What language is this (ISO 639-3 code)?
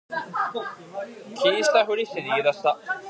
jpn